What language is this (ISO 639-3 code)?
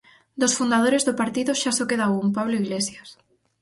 glg